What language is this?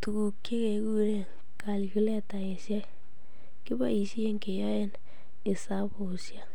Kalenjin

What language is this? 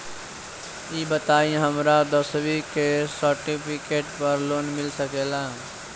Bhojpuri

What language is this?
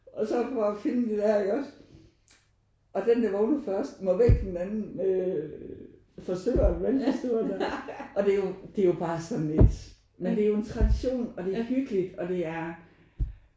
Danish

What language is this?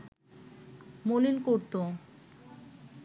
Bangla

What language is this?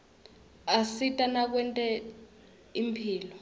Swati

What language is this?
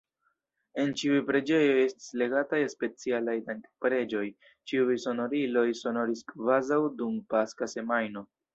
Esperanto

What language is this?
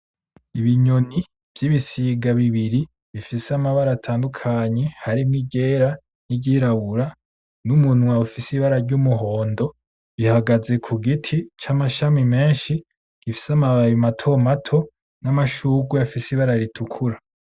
Rundi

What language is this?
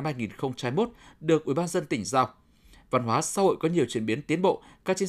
Vietnamese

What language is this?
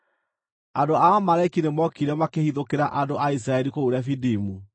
Kikuyu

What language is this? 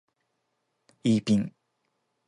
Japanese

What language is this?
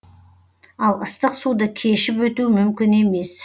Kazakh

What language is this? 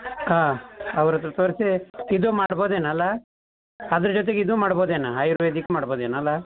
Kannada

